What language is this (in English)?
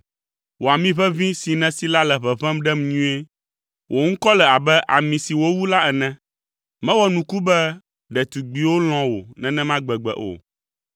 Ewe